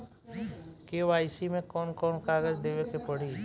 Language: Bhojpuri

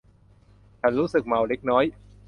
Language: Thai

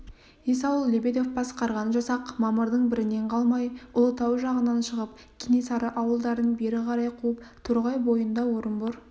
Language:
Kazakh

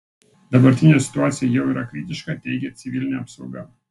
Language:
Lithuanian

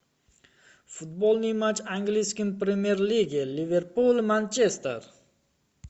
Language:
Russian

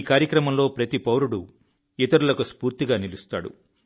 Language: Telugu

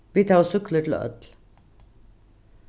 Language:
Faroese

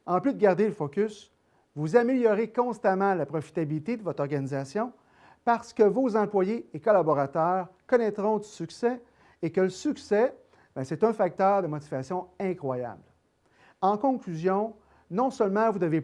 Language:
French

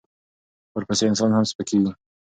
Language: Pashto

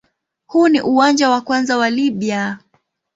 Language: Swahili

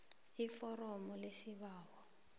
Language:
South Ndebele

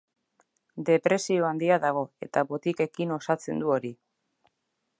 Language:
Basque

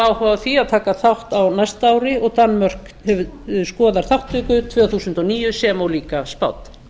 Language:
Icelandic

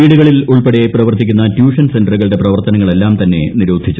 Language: Malayalam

